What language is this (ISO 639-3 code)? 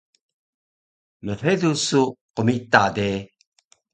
trv